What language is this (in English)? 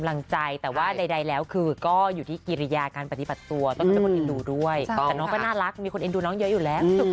Thai